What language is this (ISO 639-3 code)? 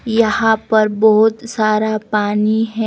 hin